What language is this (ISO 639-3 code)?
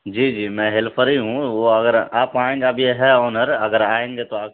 urd